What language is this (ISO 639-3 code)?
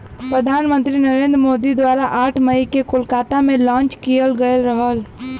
bho